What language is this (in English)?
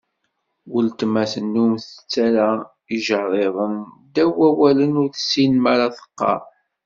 Kabyle